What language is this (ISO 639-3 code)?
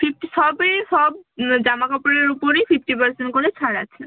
ben